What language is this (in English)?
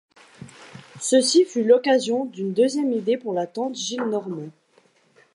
French